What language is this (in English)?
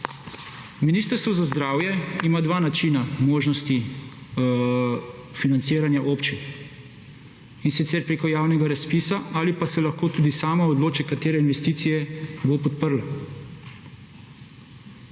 Slovenian